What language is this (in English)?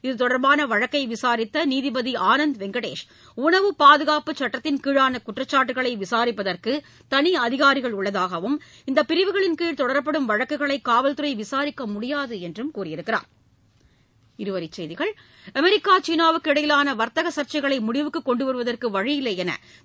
Tamil